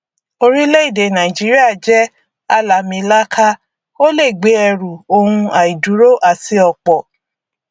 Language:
Yoruba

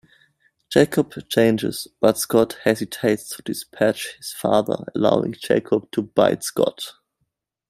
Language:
English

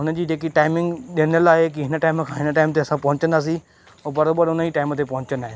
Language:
Sindhi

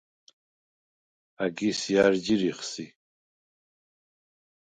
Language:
Svan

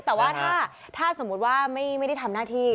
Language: Thai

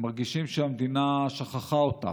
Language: Hebrew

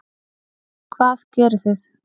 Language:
Icelandic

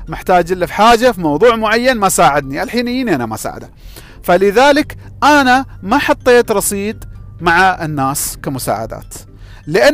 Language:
Arabic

